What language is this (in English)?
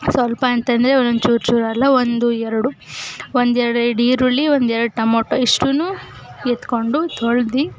Kannada